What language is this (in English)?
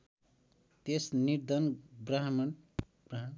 Nepali